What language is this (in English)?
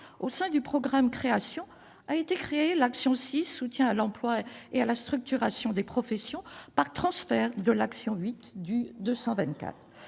French